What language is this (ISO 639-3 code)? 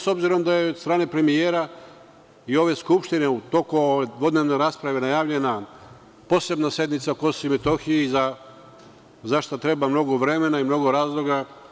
srp